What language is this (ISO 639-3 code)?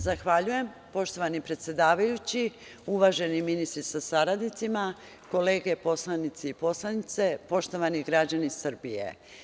srp